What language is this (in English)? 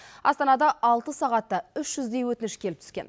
Kazakh